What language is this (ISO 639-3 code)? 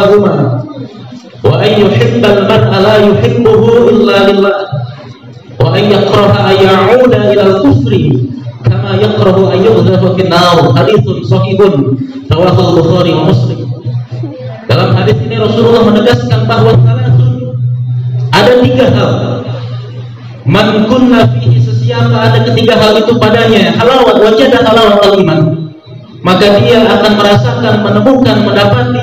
ind